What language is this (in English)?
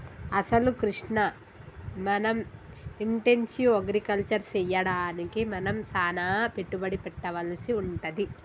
Telugu